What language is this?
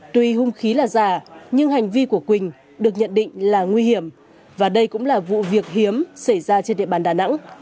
Vietnamese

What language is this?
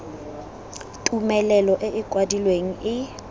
Tswana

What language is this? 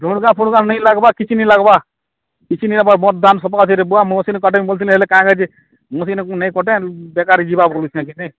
Odia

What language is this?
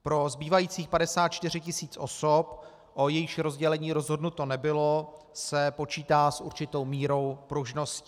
Czech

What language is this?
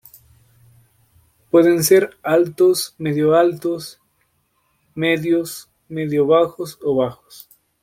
Spanish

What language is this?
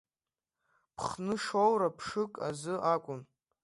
Abkhazian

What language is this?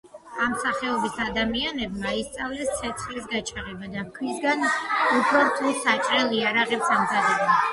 Georgian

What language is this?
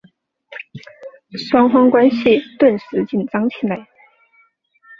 Chinese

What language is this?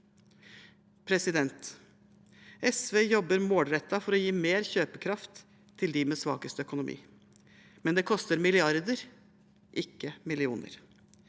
Norwegian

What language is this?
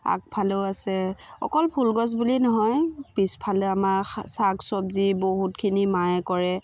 Assamese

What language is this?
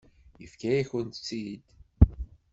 Kabyle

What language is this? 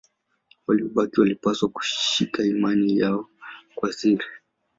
Swahili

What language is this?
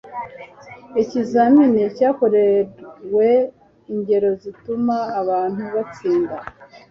Kinyarwanda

